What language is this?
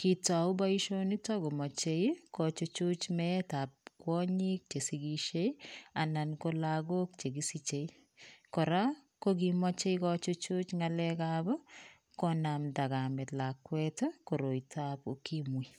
Kalenjin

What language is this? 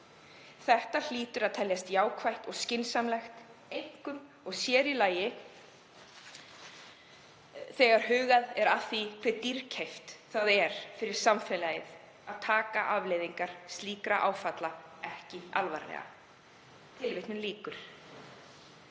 Icelandic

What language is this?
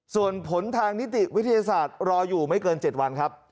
Thai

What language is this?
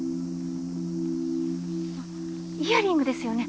Japanese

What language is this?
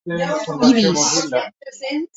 Occitan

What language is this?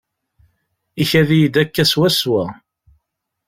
Kabyle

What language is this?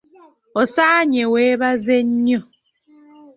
Ganda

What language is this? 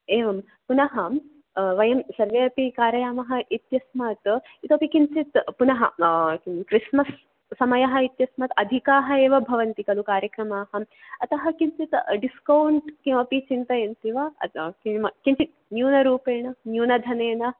Sanskrit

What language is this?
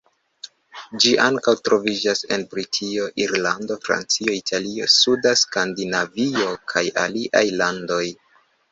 Esperanto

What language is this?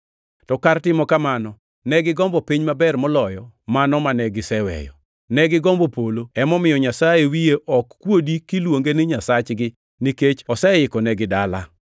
Luo (Kenya and Tanzania)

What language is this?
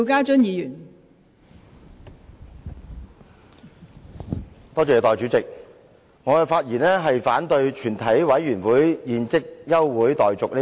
Cantonese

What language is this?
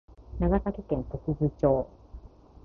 Japanese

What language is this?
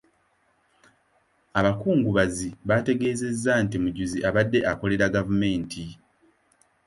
Ganda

